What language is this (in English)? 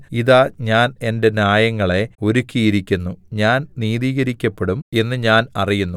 Malayalam